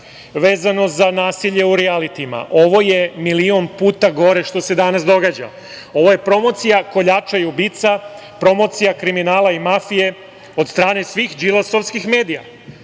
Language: Serbian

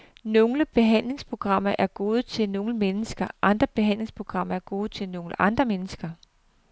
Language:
Danish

